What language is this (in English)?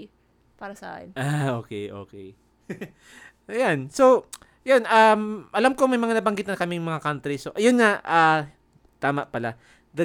Filipino